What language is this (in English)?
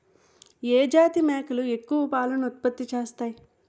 Telugu